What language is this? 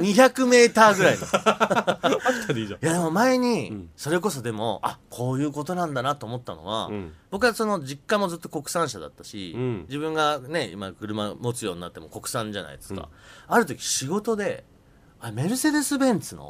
Japanese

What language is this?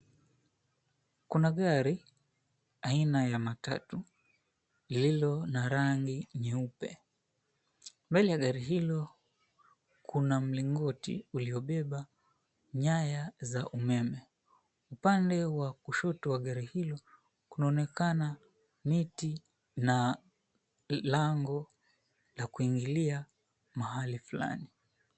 Swahili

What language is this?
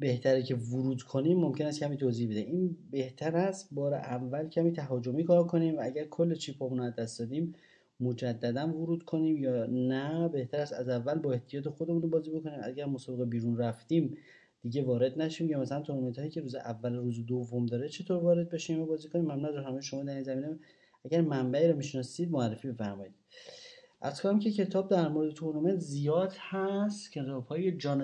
Persian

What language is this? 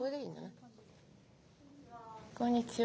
Japanese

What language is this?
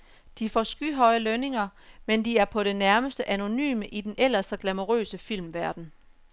Danish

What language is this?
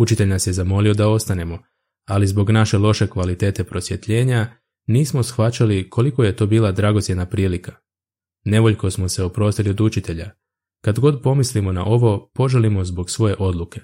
Croatian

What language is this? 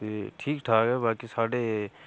Dogri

